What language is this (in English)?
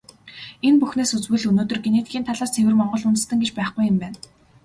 Mongolian